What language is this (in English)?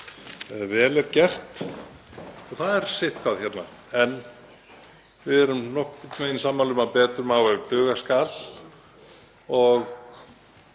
Icelandic